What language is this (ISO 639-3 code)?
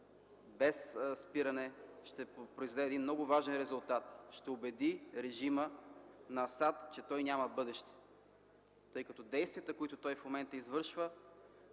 bul